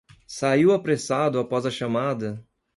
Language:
Portuguese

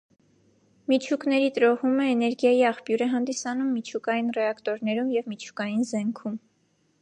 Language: Armenian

